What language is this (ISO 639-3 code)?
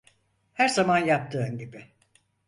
tur